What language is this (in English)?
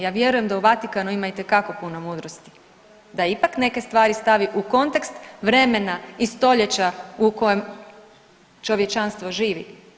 Croatian